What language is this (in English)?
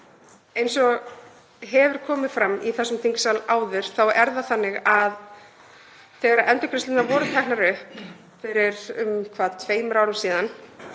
Icelandic